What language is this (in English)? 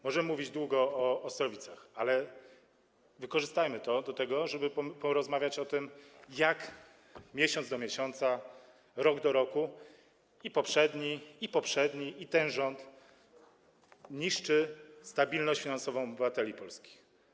Polish